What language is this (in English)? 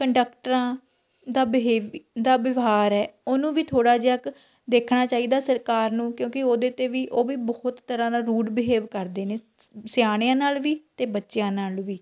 Punjabi